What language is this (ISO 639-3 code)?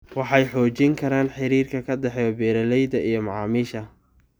som